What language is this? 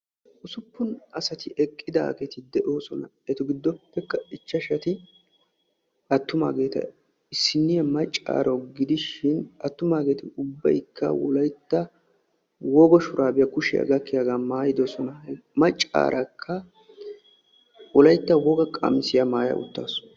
Wolaytta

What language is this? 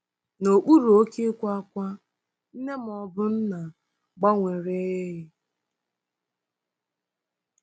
Igbo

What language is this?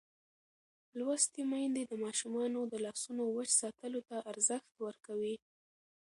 Pashto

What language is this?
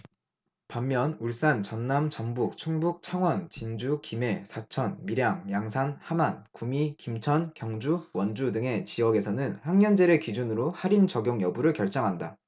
Korean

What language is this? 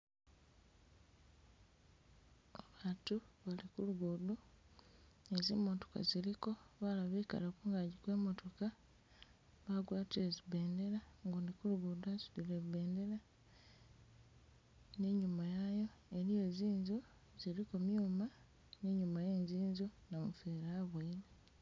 Masaaba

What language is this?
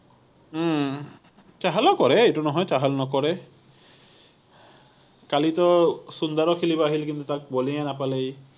Assamese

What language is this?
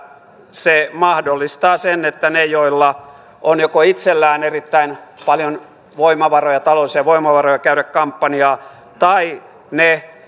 Finnish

